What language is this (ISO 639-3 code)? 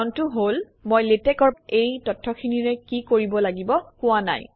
asm